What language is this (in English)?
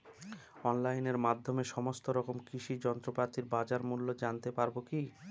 Bangla